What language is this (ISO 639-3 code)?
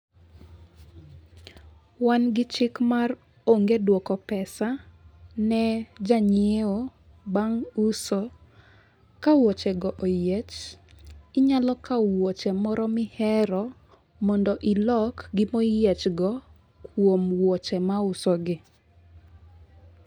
luo